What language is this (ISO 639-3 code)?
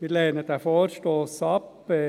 gsw